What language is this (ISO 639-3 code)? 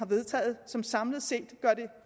dan